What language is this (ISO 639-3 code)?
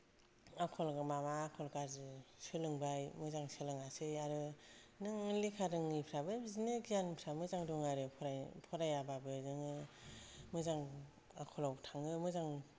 brx